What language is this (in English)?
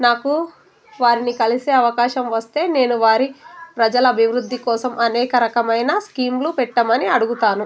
Telugu